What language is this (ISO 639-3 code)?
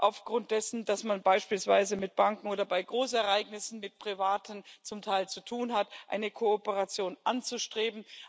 deu